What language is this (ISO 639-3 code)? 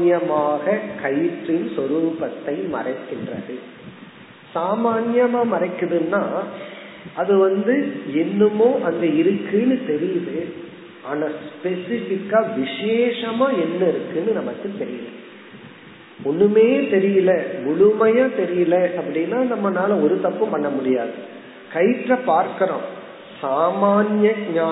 tam